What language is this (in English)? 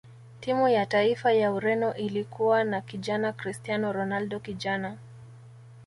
Swahili